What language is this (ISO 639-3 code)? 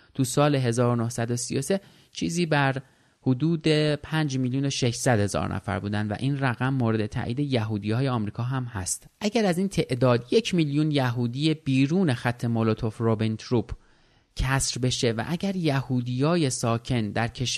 fas